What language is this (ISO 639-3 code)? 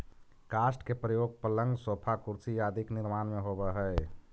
mag